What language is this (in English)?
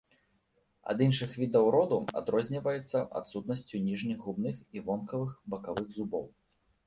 Belarusian